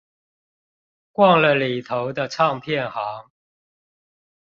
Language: Chinese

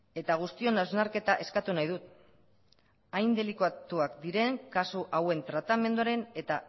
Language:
Basque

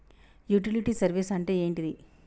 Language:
Telugu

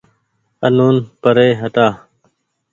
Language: Goaria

